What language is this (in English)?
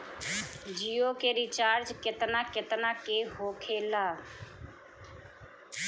Bhojpuri